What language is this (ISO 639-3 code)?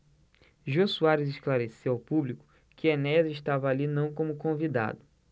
por